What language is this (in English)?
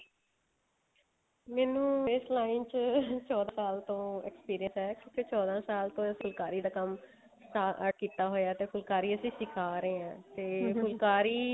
Punjabi